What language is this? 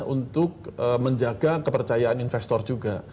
Indonesian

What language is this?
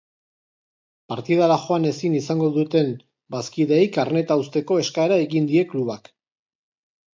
Basque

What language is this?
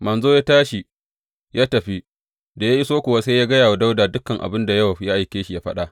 Hausa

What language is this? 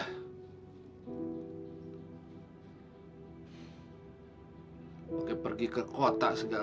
Indonesian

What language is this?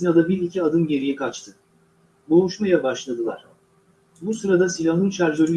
Turkish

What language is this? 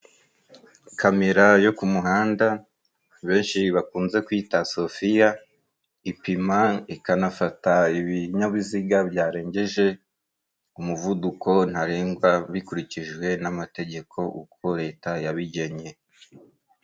Kinyarwanda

